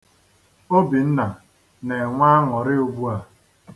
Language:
Igbo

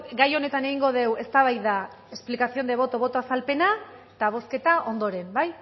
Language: Basque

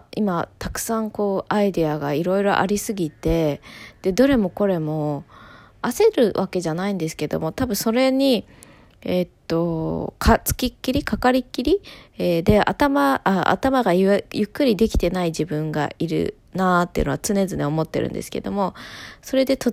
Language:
Japanese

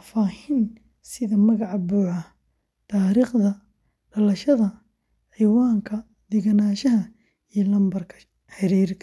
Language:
Somali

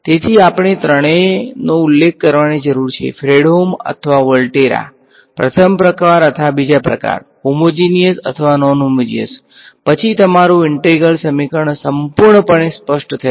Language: Gujarati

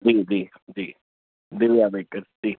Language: Sindhi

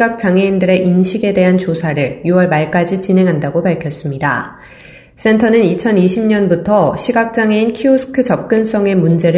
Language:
Korean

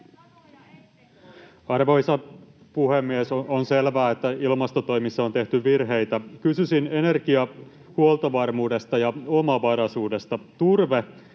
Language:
Finnish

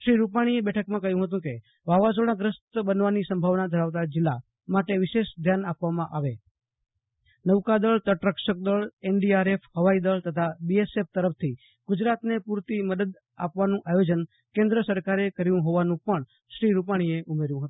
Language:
Gujarati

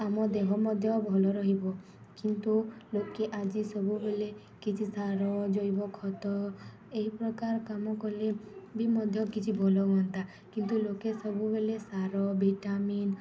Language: Odia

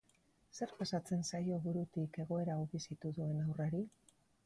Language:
Basque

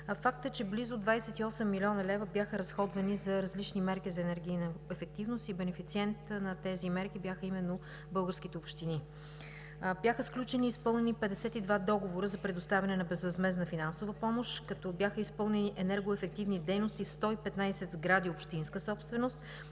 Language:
Bulgarian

